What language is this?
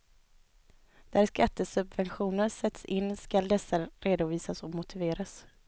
Swedish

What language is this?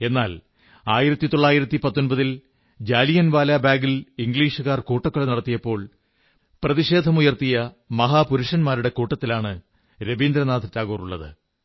Malayalam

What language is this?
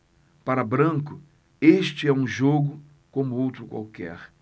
Portuguese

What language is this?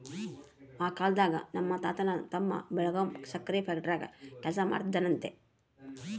Kannada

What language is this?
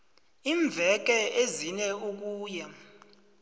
South Ndebele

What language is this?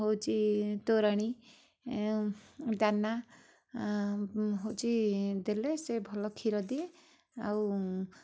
Odia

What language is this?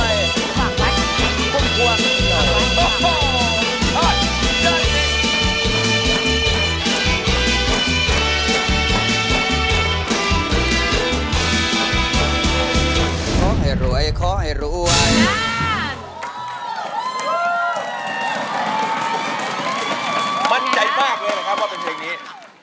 Thai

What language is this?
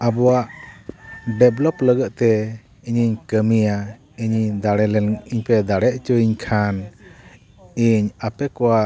Santali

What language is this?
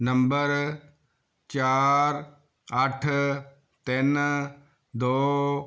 Punjabi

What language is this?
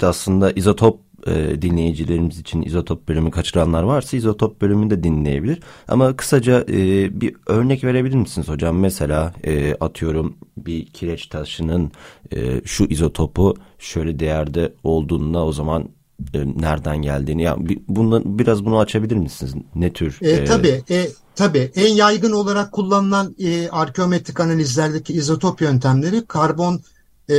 Turkish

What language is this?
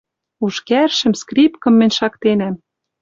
Western Mari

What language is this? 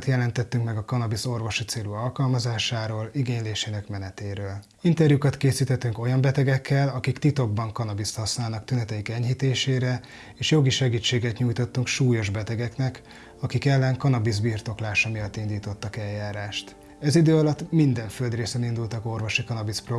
Hungarian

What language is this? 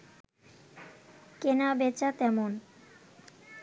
Bangla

